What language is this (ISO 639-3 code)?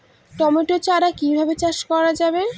ben